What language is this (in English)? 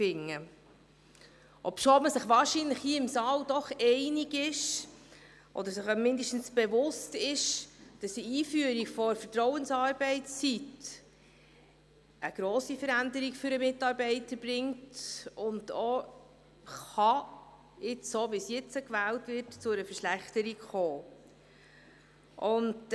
Swiss German